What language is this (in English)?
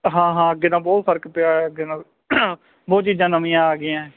Punjabi